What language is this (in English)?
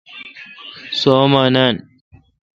Kalkoti